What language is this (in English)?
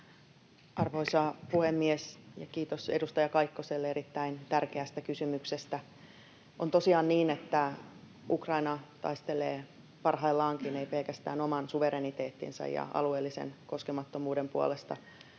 Finnish